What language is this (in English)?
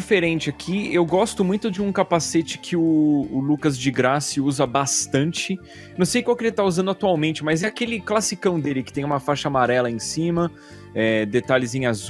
Portuguese